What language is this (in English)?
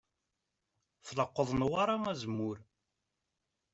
Kabyle